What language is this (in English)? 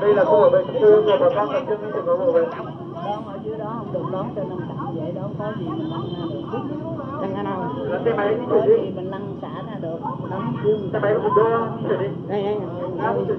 Vietnamese